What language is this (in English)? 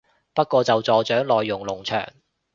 Cantonese